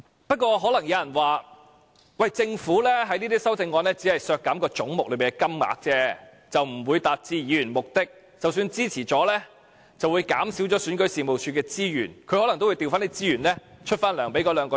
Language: Cantonese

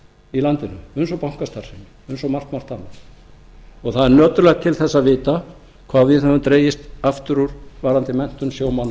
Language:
Icelandic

